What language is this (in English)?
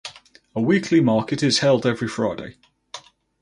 English